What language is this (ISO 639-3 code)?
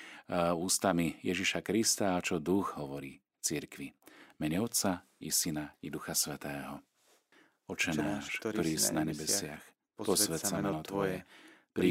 slk